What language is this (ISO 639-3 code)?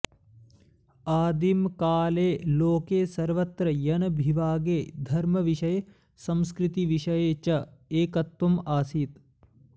san